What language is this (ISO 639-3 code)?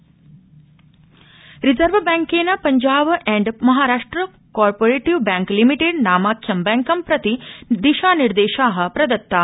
san